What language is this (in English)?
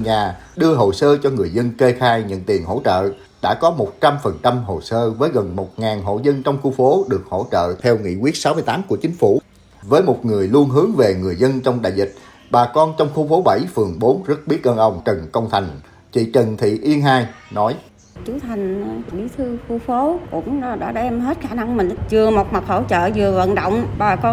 Vietnamese